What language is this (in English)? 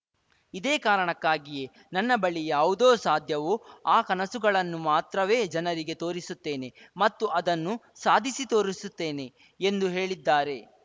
Kannada